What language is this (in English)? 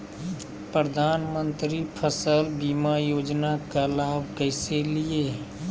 Magahi